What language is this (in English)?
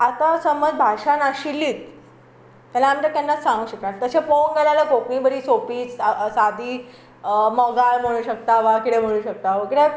Konkani